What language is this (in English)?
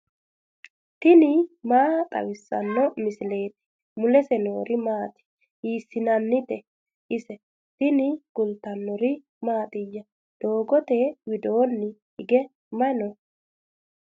Sidamo